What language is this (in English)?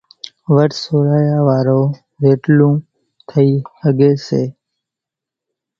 Kachi Koli